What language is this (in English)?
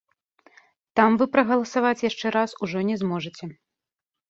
Belarusian